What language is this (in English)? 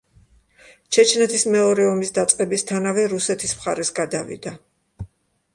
Georgian